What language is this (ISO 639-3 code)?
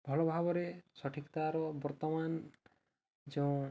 ori